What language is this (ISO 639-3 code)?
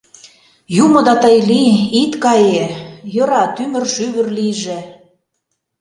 chm